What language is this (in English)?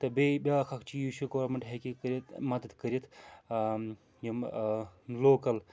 Kashmiri